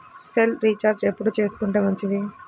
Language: Telugu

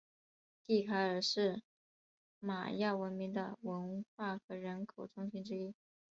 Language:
Chinese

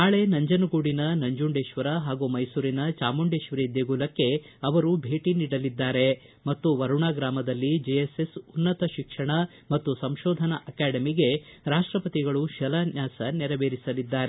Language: Kannada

